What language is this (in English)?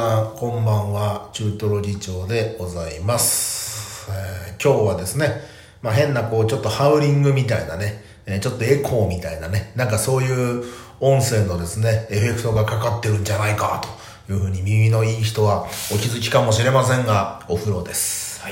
Japanese